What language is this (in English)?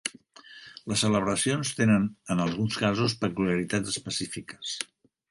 Catalan